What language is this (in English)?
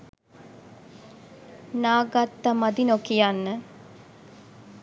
Sinhala